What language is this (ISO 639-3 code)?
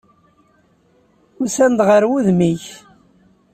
kab